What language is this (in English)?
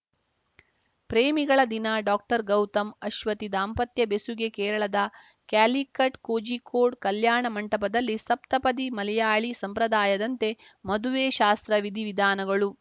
Kannada